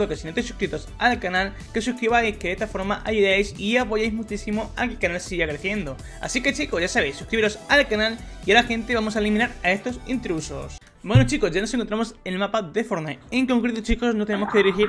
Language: Spanish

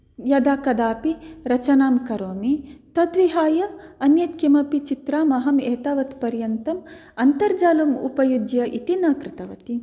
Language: Sanskrit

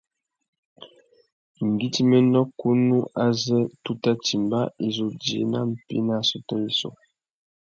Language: Tuki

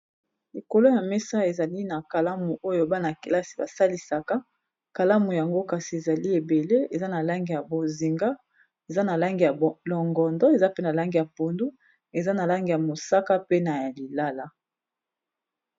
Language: Lingala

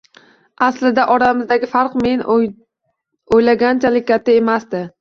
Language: Uzbek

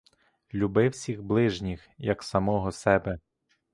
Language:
Ukrainian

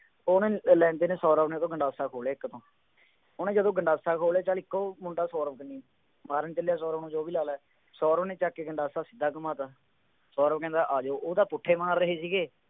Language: Punjabi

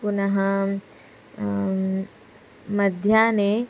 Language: Sanskrit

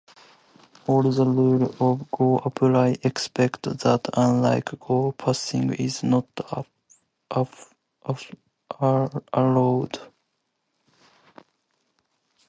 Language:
English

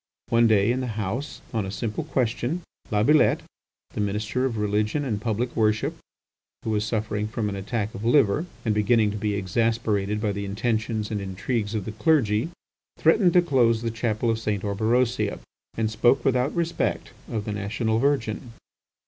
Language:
English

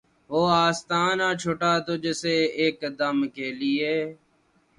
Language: Urdu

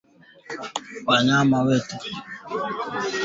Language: Swahili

